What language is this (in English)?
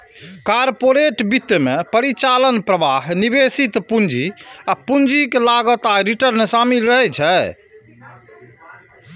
Maithili